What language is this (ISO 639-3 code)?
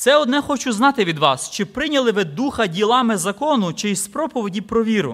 ukr